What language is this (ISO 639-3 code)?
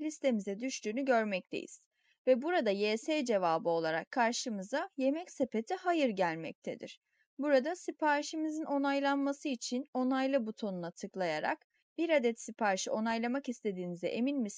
tur